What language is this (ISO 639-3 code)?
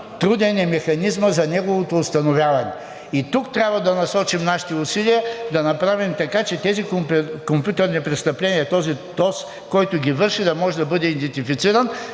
bul